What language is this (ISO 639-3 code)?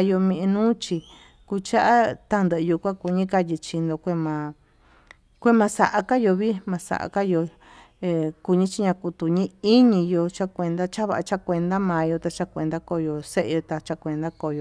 mtu